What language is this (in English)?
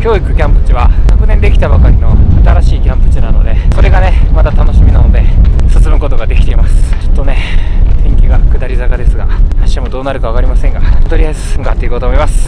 Japanese